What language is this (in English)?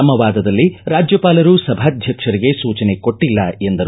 Kannada